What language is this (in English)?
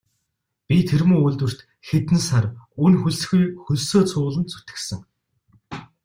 Mongolian